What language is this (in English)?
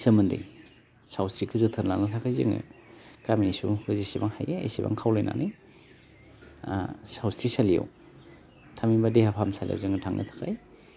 Bodo